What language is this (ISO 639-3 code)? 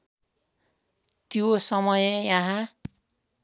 nep